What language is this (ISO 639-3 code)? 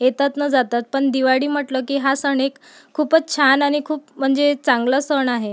mar